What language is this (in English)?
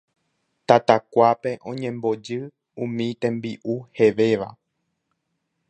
Guarani